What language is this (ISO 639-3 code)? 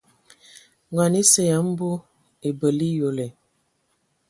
ewo